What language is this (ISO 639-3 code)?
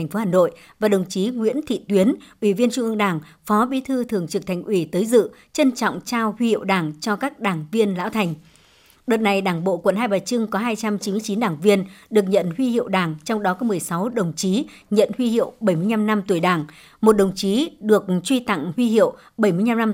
vie